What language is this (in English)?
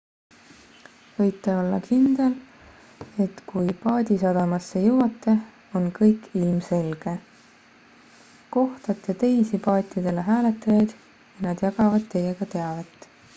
Estonian